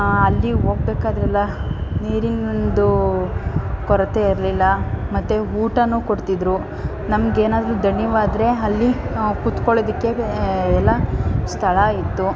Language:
Kannada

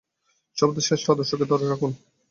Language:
Bangla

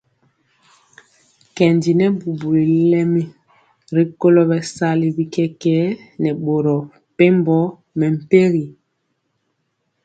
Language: Mpiemo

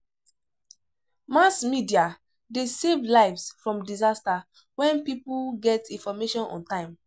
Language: Nigerian Pidgin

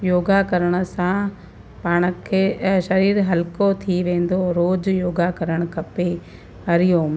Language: Sindhi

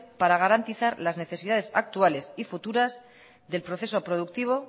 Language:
Spanish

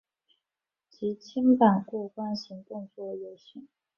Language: Chinese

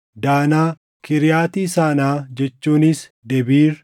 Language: Oromo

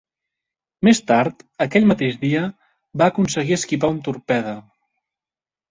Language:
Catalan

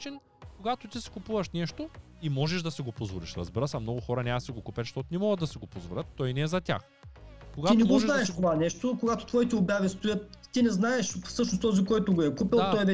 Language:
Bulgarian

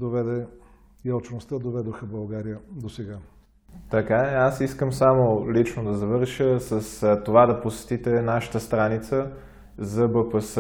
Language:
Bulgarian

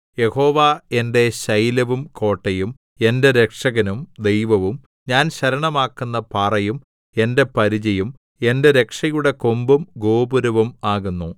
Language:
Malayalam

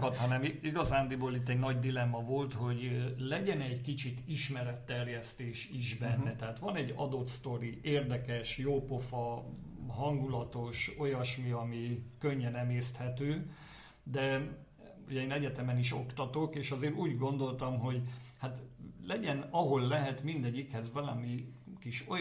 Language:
Hungarian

